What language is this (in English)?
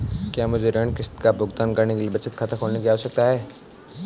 Hindi